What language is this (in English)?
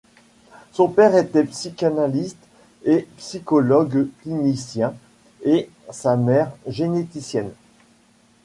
French